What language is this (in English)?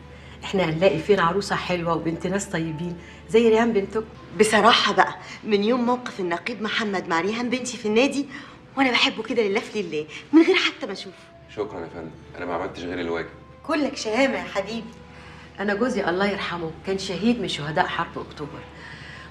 Arabic